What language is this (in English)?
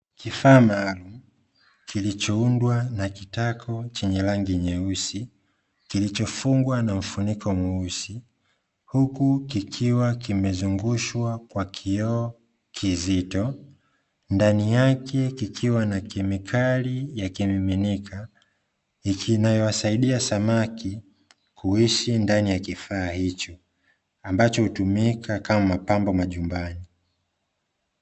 Swahili